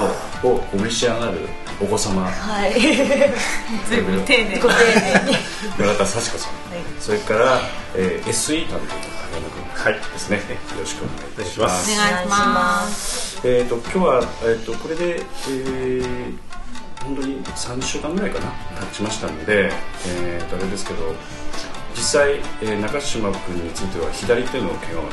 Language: Japanese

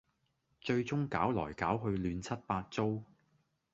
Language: Cantonese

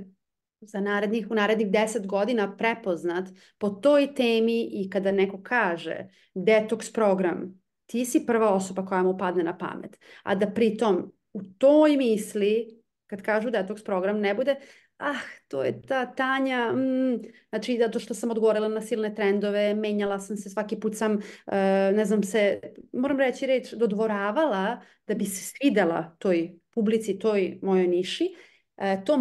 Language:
Croatian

